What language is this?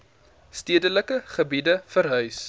Afrikaans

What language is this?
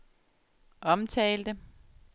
Danish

